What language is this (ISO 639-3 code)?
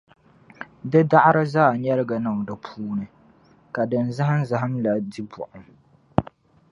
dag